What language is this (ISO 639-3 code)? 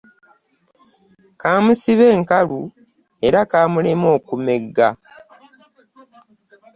lug